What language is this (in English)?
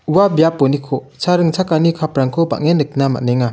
Garo